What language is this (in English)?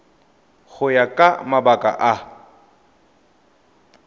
Tswana